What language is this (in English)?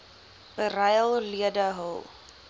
Afrikaans